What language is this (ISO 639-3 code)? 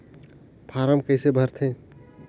hne